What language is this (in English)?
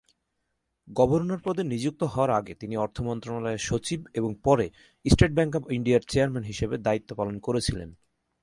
Bangla